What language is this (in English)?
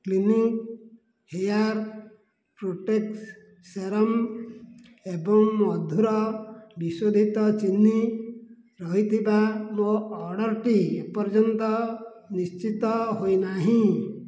Odia